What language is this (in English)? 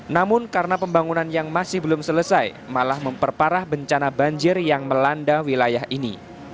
Indonesian